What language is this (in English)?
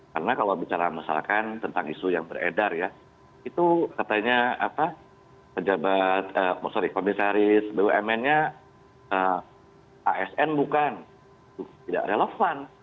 Indonesian